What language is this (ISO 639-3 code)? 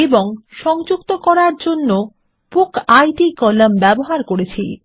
ben